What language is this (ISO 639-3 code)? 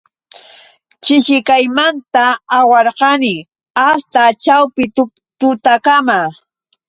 qux